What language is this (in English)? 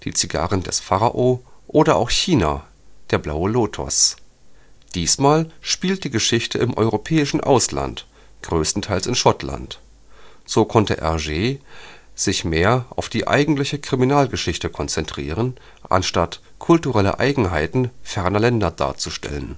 German